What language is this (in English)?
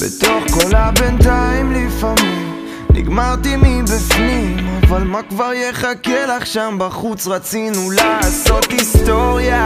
Hebrew